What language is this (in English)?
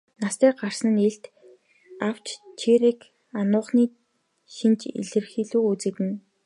Mongolian